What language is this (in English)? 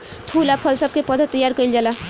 Bhojpuri